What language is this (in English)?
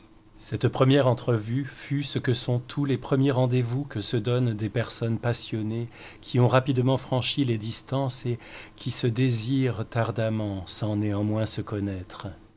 French